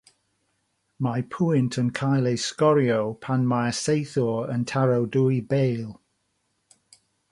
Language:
Welsh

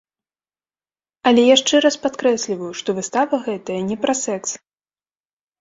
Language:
Belarusian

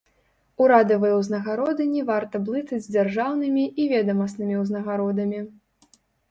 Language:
Belarusian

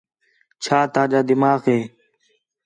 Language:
Khetrani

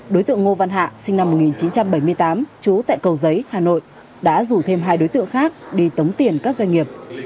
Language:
Vietnamese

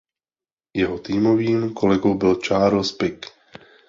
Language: Czech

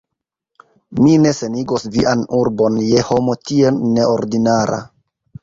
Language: Esperanto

